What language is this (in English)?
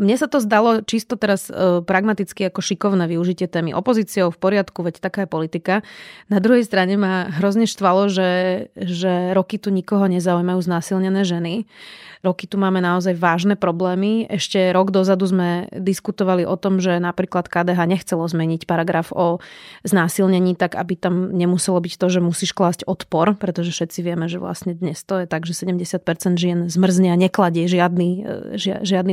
Slovak